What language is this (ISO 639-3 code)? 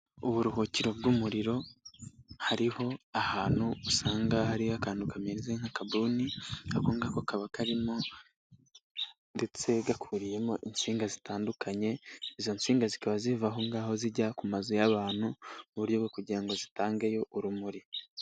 kin